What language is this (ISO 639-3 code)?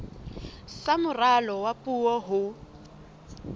sot